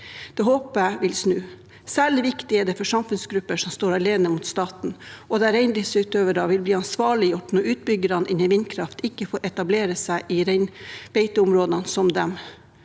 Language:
Norwegian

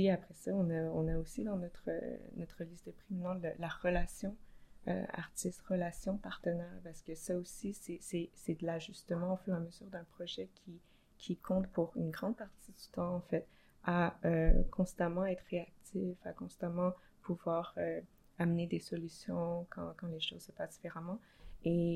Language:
French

